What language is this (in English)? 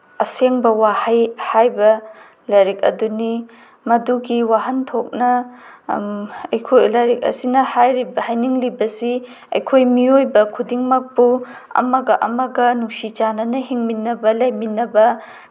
Manipuri